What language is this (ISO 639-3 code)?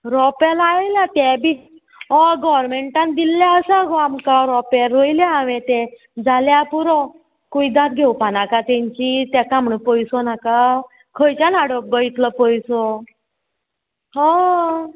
kok